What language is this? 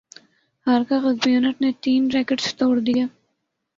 Urdu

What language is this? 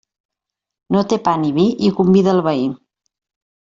Catalan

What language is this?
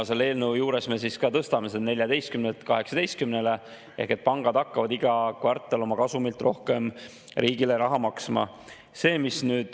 Estonian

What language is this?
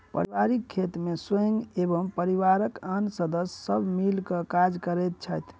Maithili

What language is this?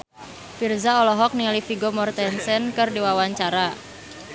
Sundanese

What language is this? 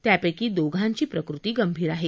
Marathi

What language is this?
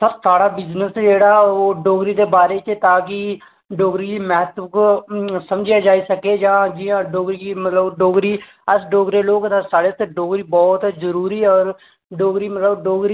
Dogri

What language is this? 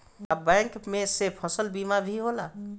Bhojpuri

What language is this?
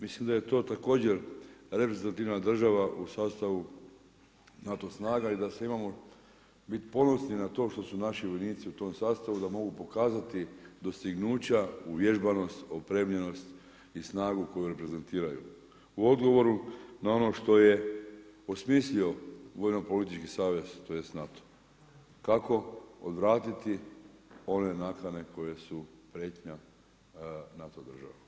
Croatian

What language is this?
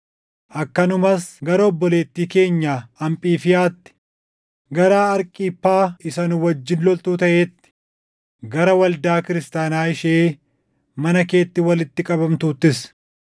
Oromo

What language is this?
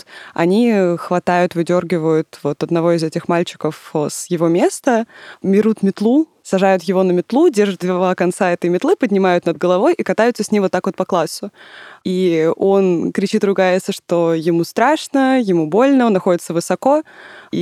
Russian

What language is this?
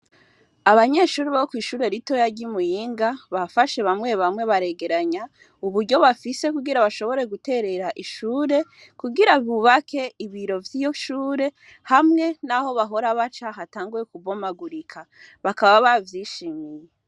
Rundi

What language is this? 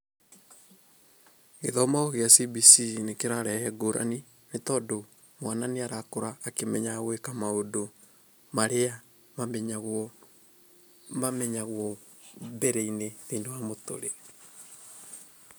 Kikuyu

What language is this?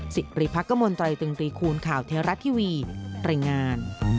Thai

